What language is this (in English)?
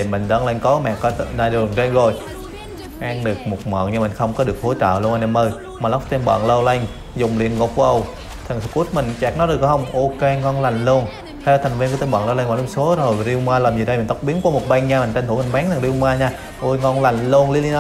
Vietnamese